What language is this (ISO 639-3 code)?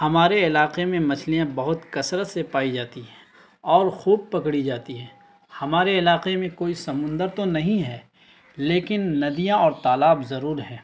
urd